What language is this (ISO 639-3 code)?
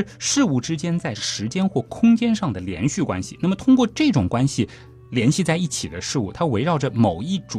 zho